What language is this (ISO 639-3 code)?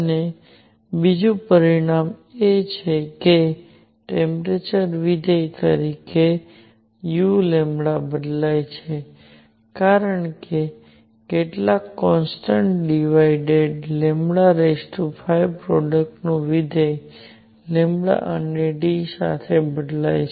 guj